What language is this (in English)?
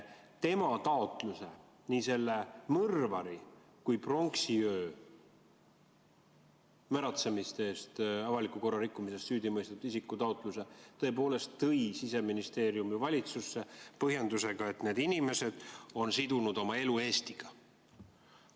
Estonian